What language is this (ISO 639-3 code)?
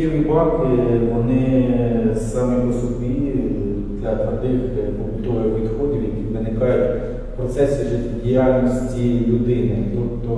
ukr